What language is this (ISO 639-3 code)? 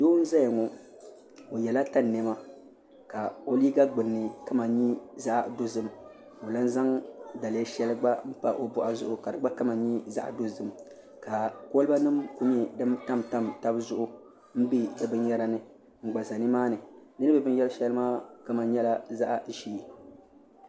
dag